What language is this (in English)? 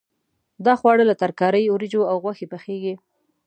Pashto